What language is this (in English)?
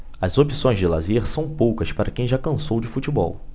Portuguese